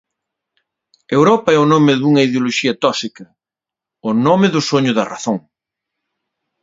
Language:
Galician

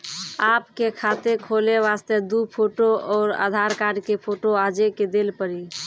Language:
Maithili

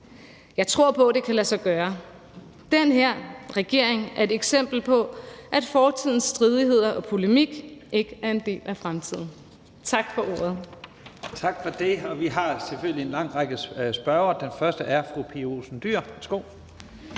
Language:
Danish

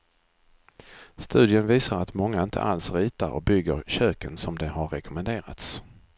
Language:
Swedish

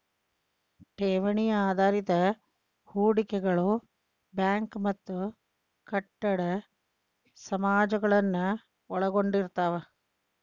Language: Kannada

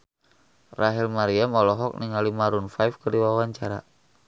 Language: Sundanese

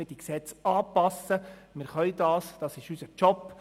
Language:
Swiss German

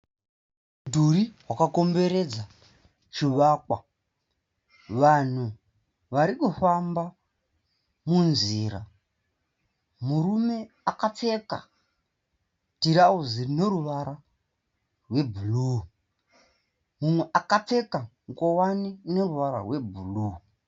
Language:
Shona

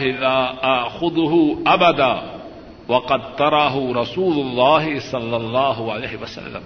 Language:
Urdu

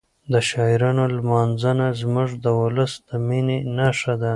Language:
Pashto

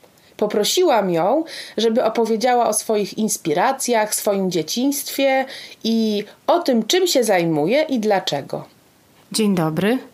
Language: Polish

